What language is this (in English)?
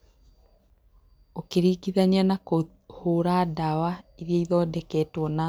Kikuyu